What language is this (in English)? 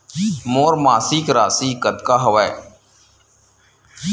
Chhattisgarhi